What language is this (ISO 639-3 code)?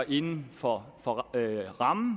dan